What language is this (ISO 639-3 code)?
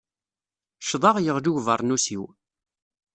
kab